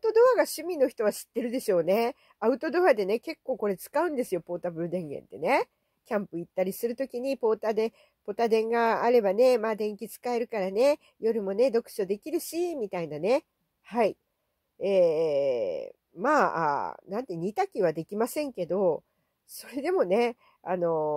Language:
Japanese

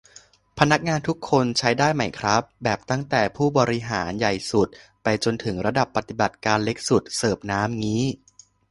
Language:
Thai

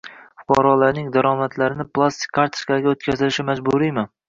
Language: Uzbek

